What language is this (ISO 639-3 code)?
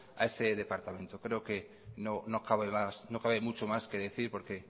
spa